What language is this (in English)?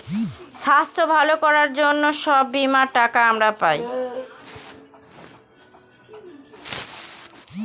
Bangla